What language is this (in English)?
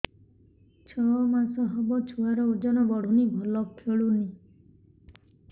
Odia